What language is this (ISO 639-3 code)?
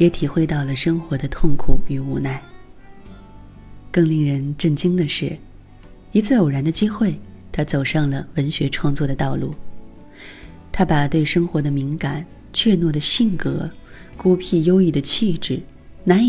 zho